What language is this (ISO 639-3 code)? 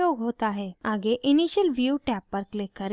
hin